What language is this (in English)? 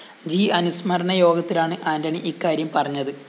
Malayalam